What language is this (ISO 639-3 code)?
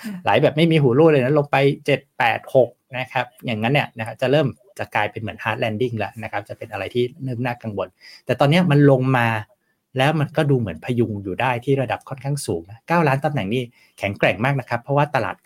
tha